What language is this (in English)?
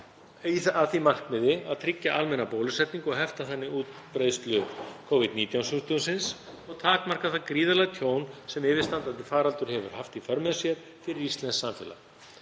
Icelandic